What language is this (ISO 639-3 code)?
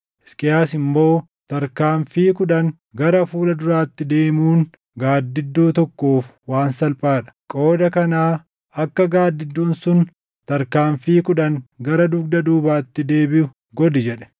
orm